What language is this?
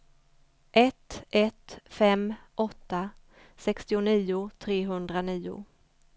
Swedish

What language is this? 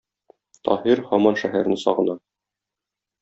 Tatar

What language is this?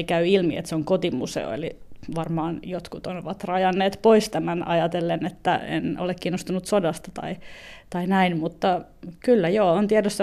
Finnish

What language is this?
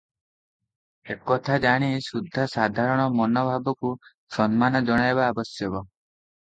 Odia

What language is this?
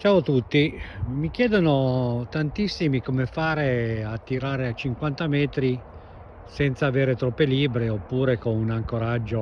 Italian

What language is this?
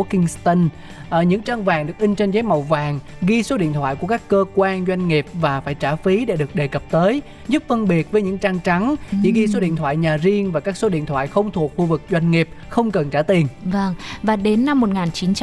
Vietnamese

